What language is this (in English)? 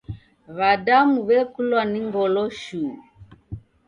Taita